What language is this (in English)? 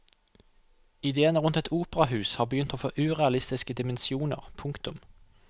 Norwegian